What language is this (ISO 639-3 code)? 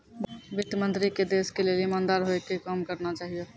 mai